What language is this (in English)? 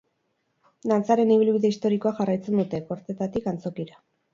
Basque